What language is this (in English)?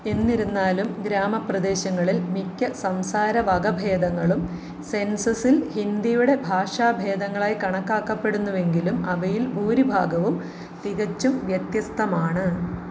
Malayalam